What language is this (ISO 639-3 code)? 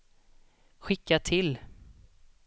swe